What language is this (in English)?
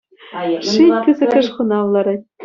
Chuvash